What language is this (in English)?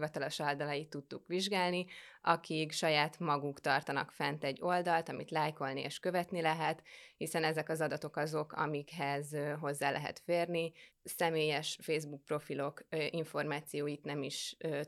Hungarian